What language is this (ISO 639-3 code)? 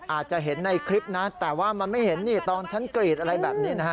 tha